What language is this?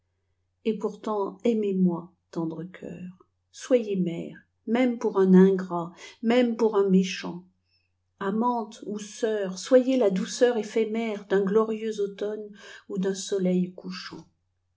French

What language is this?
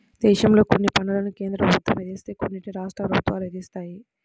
Telugu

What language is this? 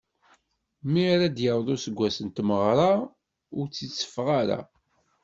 Kabyle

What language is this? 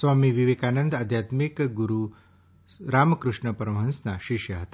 Gujarati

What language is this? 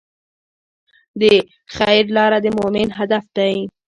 Pashto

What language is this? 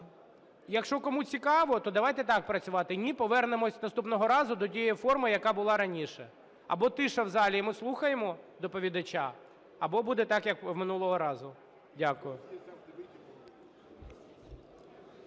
Ukrainian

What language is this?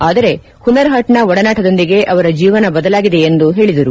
Kannada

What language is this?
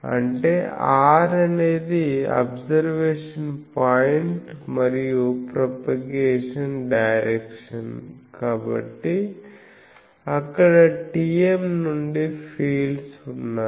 Telugu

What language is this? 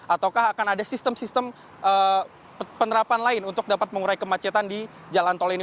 Indonesian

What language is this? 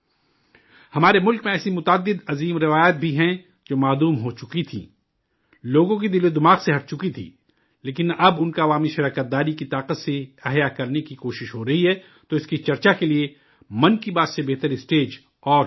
Urdu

